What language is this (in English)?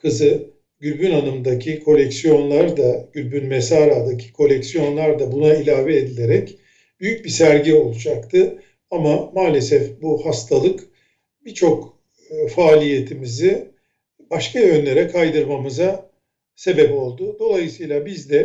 Turkish